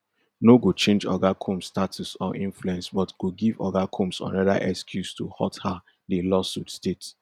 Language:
Nigerian Pidgin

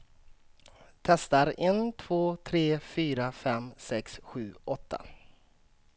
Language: Swedish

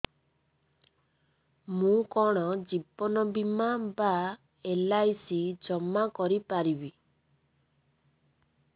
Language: Odia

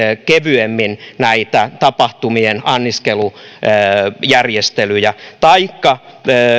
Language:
Finnish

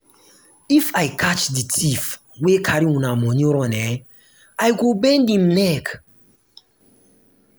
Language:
Nigerian Pidgin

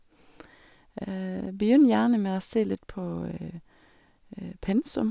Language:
Norwegian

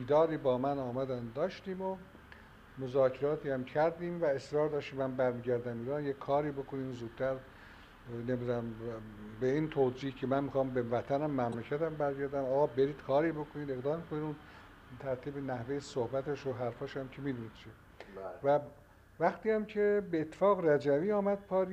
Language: Persian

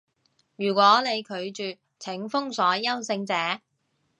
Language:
Cantonese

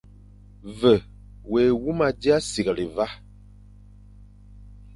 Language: Fang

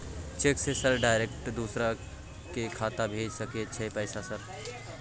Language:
Maithili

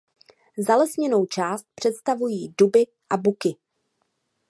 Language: Czech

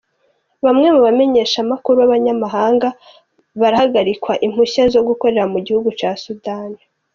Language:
Kinyarwanda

